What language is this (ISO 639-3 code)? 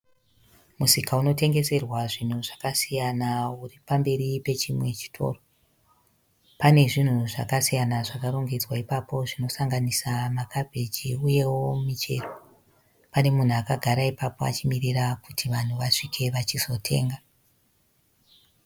sna